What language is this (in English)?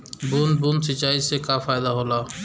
Bhojpuri